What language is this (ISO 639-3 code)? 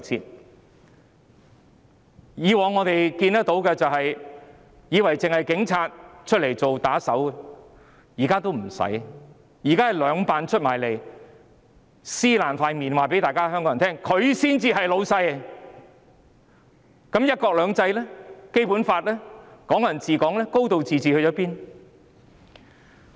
yue